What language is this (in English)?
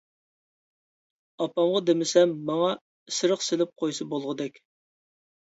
Uyghur